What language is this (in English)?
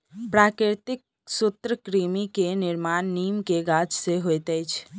Maithili